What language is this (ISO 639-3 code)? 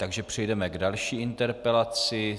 ces